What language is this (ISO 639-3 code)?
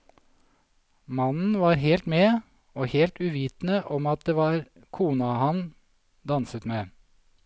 nor